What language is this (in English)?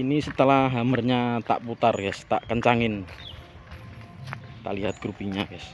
Indonesian